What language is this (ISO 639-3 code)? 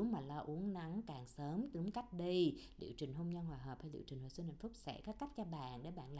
vie